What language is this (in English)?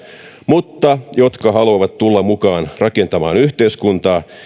Finnish